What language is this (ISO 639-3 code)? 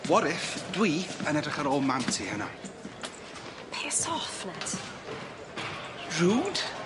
cym